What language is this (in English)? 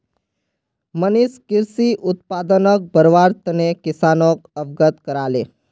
Magahi